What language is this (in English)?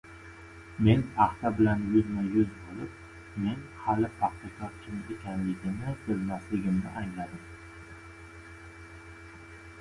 Uzbek